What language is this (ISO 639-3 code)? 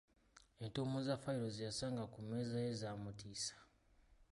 lug